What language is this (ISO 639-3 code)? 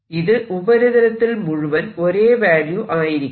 mal